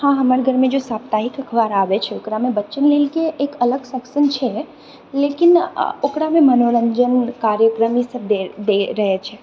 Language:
Maithili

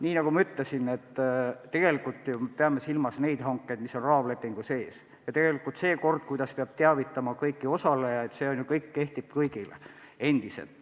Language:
Estonian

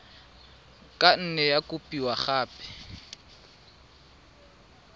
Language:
Tswana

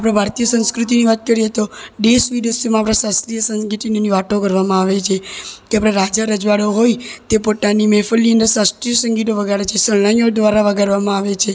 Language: Gujarati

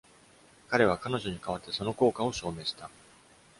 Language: Japanese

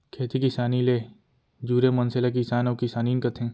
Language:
Chhattisgarhi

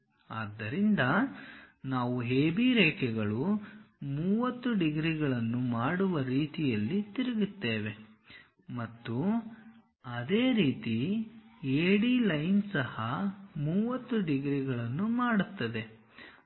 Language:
Kannada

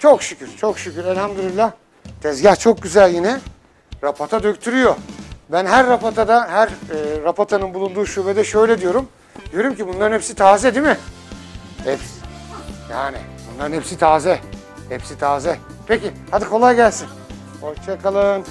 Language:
Turkish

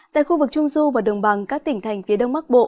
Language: Vietnamese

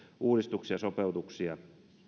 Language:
Finnish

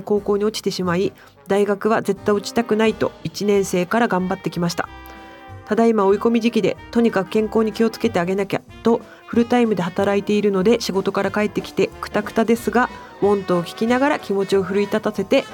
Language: Japanese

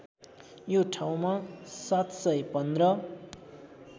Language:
Nepali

